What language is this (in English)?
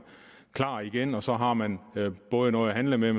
Danish